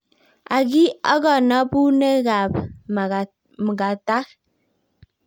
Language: Kalenjin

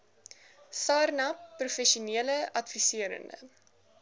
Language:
Afrikaans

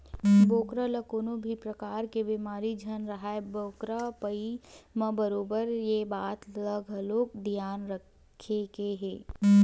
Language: Chhattisgarhi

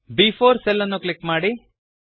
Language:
Kannada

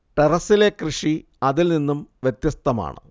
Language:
Malayalam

